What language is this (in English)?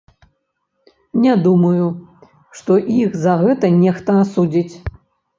Belarusian